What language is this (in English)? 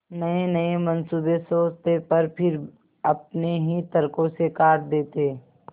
Hindi